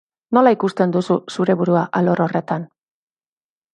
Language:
Basque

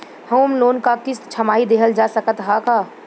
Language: Bhojpuri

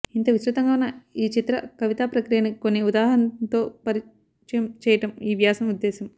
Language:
Telugu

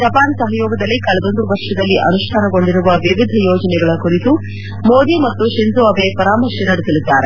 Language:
Kannada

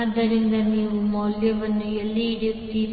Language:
Kannada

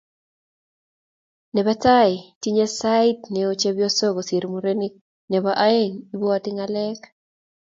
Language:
Kalenjin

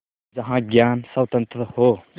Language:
Hindi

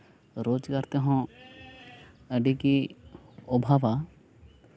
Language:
Santali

